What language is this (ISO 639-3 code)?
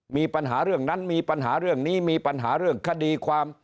tha